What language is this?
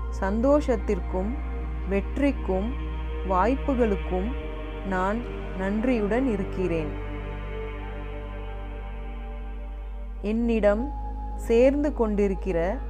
Tamil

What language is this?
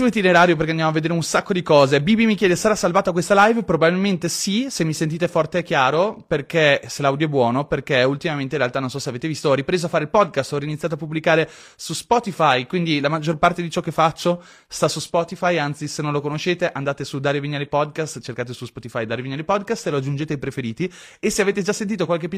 Italian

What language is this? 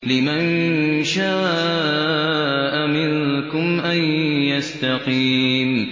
Arabic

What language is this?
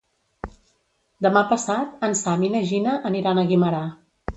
Catalan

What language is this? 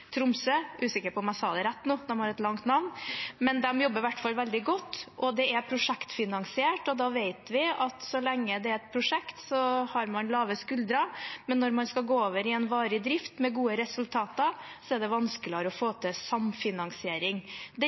Norwegian Bokmål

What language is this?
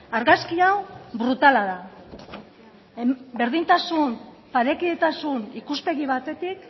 Basque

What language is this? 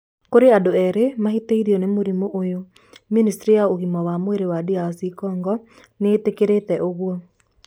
Kikuyu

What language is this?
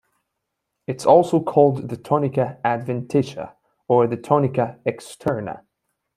English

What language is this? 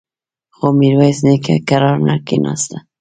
Pashto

